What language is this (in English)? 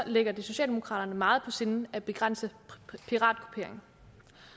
Danish